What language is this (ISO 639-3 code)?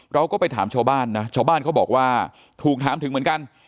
tha